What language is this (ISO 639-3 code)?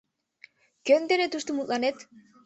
chm